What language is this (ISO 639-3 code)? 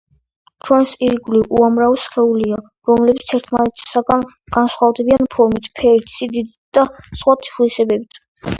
kat